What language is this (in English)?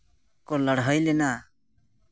Santali